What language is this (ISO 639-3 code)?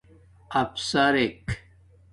dmk